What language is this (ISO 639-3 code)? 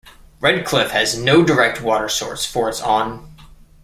eng